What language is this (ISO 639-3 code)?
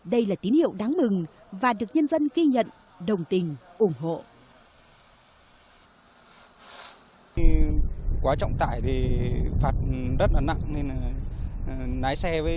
vie